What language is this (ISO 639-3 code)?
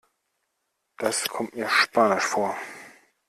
deu